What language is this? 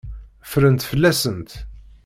Kabyle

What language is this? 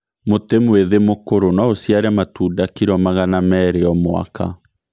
Kikuyu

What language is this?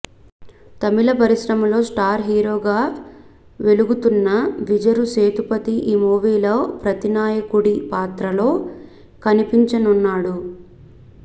Telugu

